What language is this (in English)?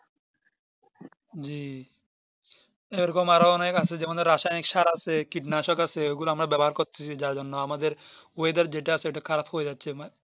Bangla